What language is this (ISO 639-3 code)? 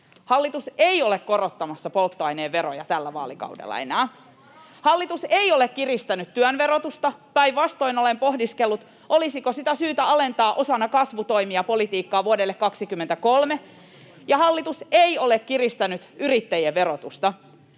fin